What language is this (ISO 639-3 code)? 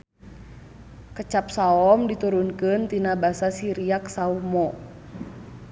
sun